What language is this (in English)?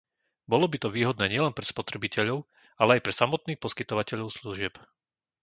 Slovak